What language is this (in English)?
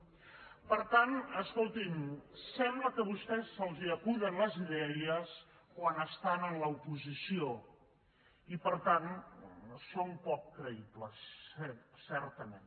Catalan